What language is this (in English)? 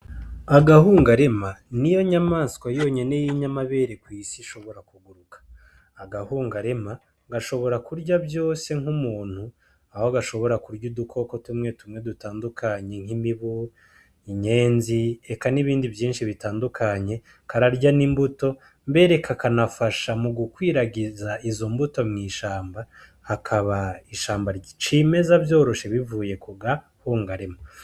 Rundi